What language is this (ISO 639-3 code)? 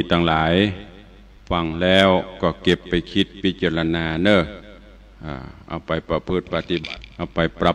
tha